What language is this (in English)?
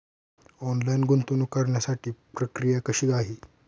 Marathi